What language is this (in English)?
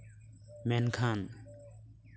Santali